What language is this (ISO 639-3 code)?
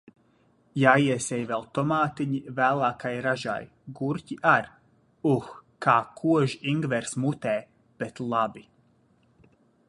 lav